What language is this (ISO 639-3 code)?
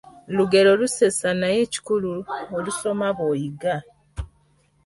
lug